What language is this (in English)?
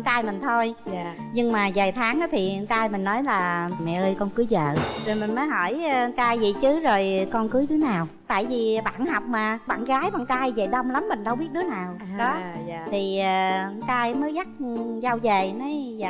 Vietnamese